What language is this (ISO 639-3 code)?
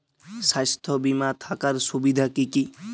ben